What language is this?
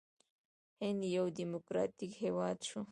Pashto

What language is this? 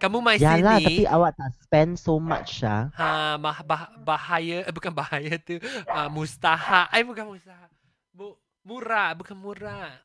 Malay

